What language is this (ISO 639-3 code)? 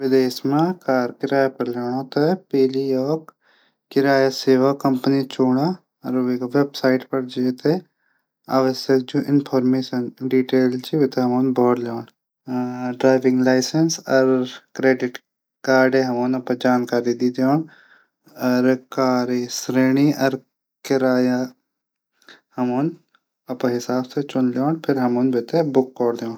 gbm